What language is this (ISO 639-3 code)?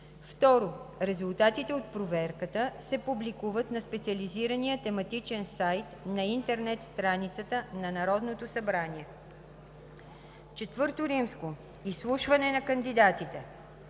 bul